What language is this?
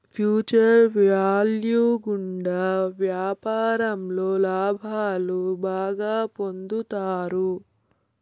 Telugu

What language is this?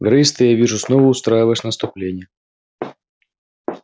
Russian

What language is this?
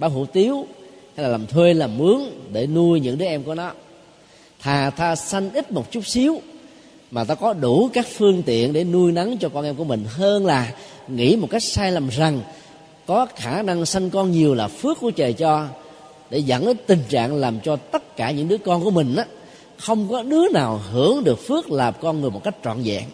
Vietnamese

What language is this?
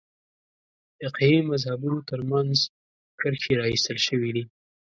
Pashto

